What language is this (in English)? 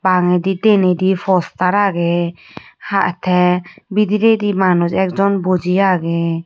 Chakma